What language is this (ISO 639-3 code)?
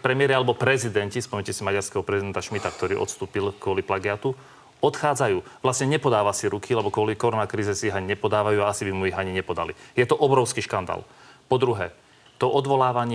slk